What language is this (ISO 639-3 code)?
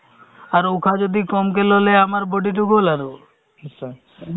asm